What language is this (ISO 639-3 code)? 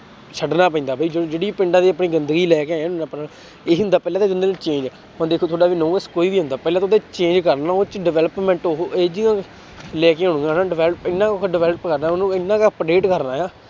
pan